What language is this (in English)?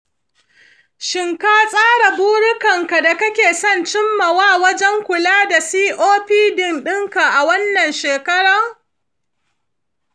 Hausa